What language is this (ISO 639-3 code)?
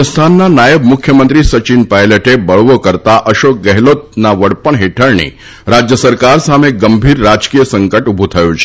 guj